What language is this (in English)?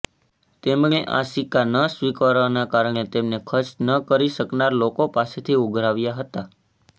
Gujarati